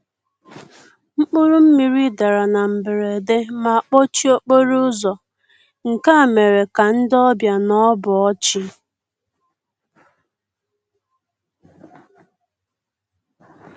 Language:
Igbo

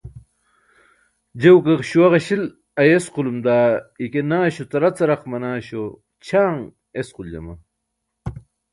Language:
Burushaski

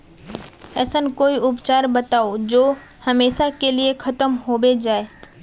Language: Magahi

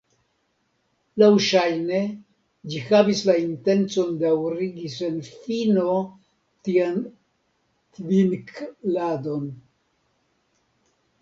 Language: Esperanto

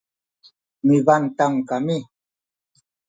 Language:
Sakizaya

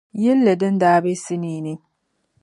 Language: Dagbani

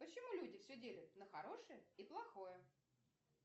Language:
Russian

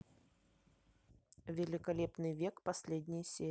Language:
Russian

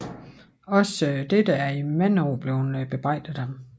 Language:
Danish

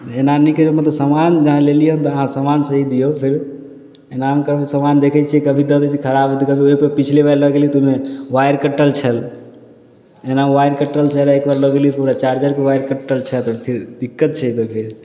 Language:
Maithili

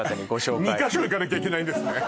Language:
Japanese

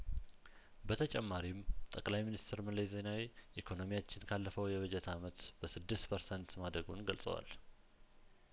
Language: Amharic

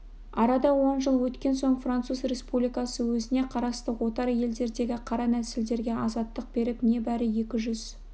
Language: Kazakh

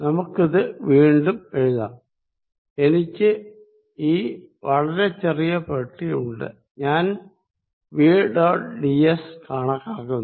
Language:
Malayalam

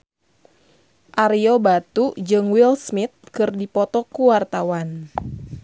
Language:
Sundanese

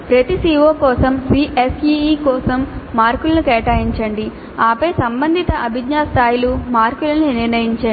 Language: Telugu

